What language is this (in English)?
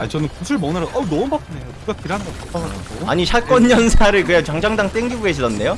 Korean